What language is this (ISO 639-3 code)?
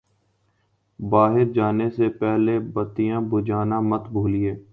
urd